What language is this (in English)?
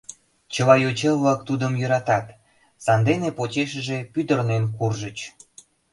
Mari